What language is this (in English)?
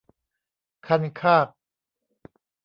Thai